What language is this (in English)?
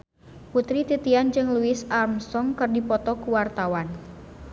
Sundanese